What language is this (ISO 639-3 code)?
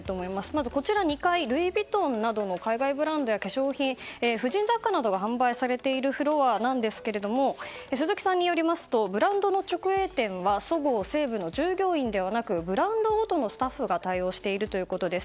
jpn